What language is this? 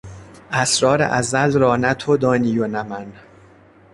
Persian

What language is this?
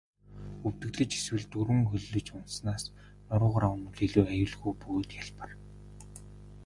Mongolian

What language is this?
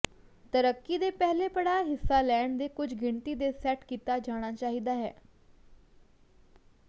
Punjabi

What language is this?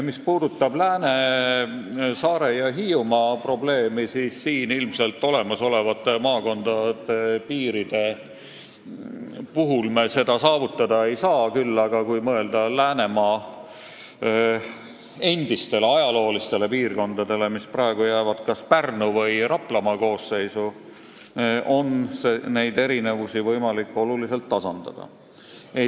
Estonian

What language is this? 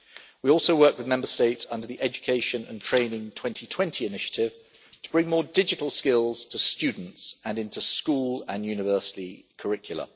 English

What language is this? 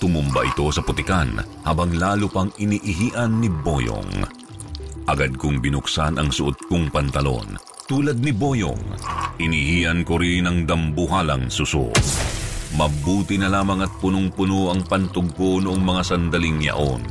Filipino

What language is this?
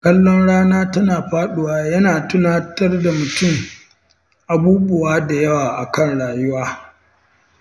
Hausa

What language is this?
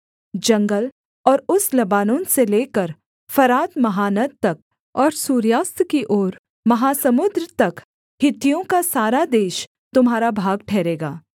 Hindi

